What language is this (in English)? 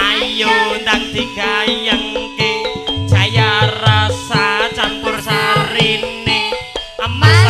Indonesian